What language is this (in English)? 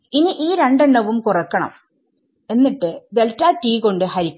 Malayalam